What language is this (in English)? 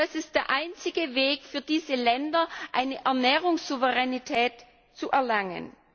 German